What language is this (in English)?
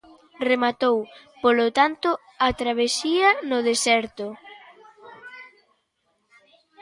Galician